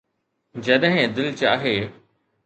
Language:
Sindhi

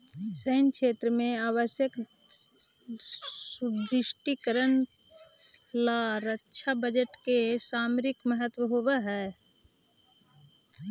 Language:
Magahi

